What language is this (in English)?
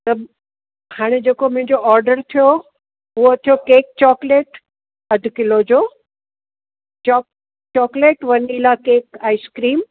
Sindhi